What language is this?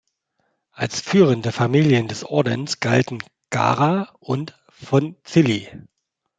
German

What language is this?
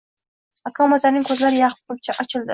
Uzbek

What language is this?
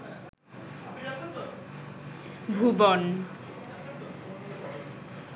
Bangla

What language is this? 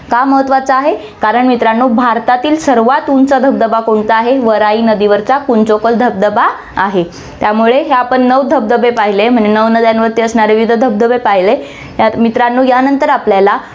Marathi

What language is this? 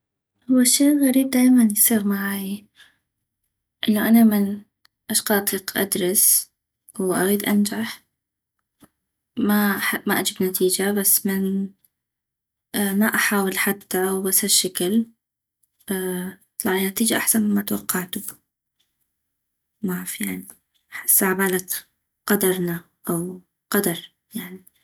North Mesopotamian Arabic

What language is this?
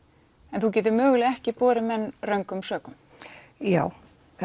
Icelandic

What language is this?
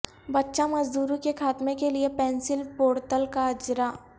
Urdu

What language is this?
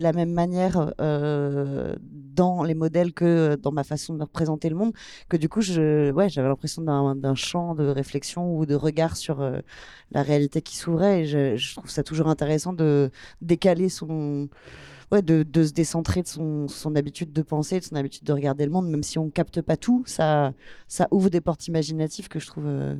French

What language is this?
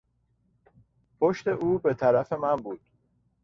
Persian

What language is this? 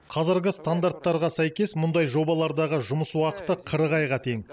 Kazakh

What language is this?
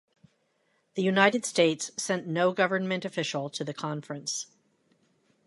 English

